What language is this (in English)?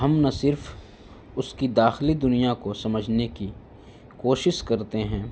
Urdu